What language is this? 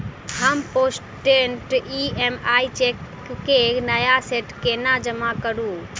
Maithili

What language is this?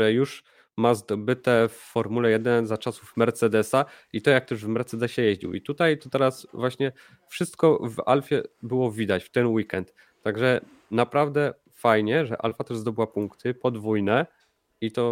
Polish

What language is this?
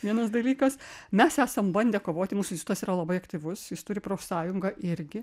Lithuanian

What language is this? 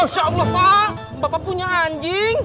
Indonesian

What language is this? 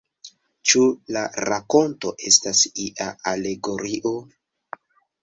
Esperanto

